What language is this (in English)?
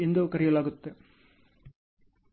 Kannada